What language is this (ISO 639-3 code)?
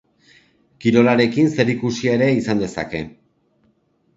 eus